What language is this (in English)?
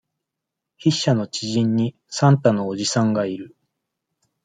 Japanese